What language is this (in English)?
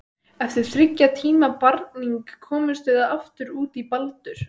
Icelandic